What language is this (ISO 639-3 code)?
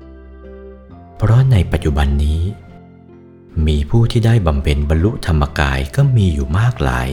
tha